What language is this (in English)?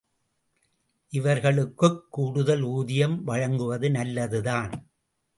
Tamil